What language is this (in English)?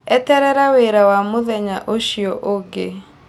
Kikuyu